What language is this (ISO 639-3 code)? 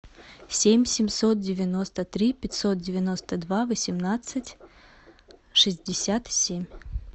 rus